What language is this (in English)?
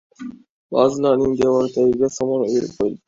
Uzbek